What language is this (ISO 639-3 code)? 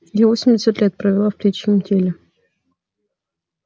rus